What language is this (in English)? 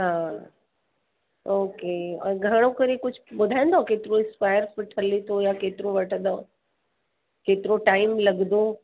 Sindhi